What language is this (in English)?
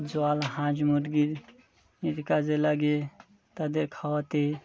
Bangla